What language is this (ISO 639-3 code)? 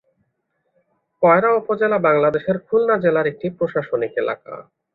ben